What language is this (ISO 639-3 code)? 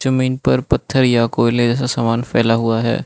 hin